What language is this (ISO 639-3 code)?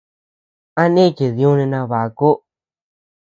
cux